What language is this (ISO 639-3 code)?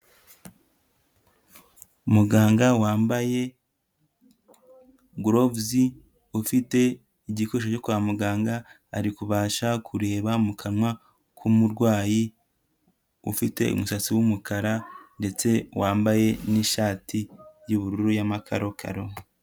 kin